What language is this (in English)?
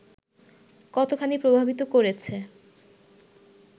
Bangla